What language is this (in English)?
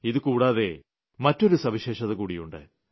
Malayalam